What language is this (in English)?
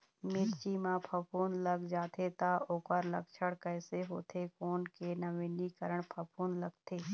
Chhattisgarhi